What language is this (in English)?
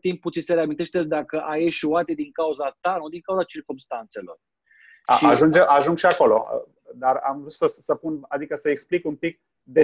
Romanian